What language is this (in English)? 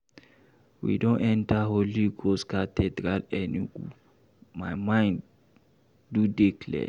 Nigerian Pidgin